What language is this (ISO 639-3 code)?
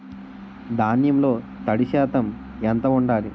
tel